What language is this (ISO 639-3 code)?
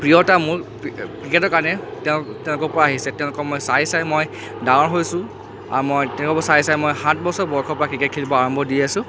asm